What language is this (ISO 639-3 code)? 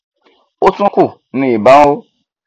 yor